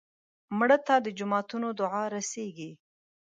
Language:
Pashto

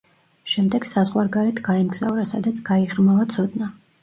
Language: Georgian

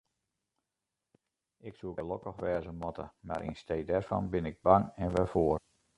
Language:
Western Frisian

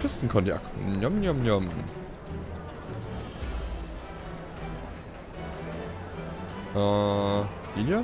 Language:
German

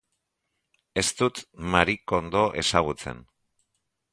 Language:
Basque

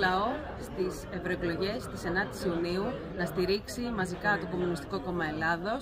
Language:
Greek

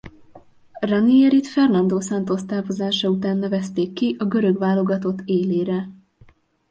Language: Hungarian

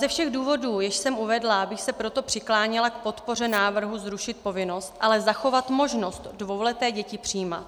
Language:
Czech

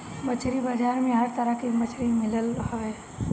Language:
Bhojpuri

